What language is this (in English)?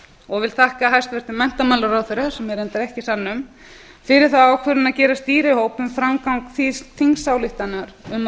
Icelandic